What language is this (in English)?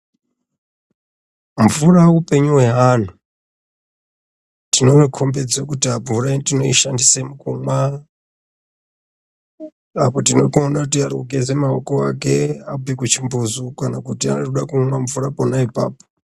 Ndau